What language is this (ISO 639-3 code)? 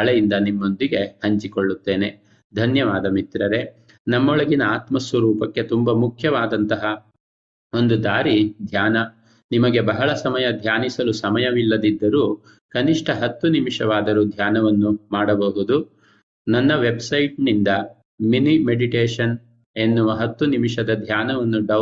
kan